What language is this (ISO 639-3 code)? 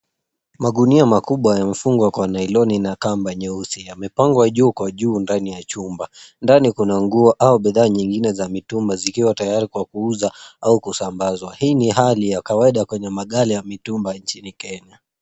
swa